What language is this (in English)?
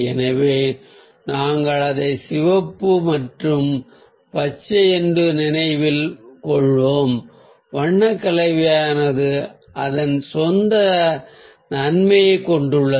Tamil